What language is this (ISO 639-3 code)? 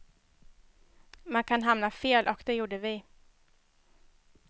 swe